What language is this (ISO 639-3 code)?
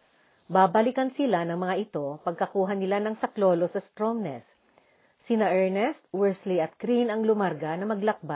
fil